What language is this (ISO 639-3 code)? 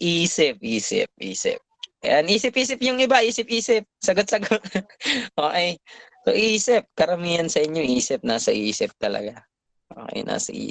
fil